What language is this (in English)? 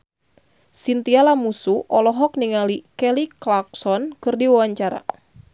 Sundanese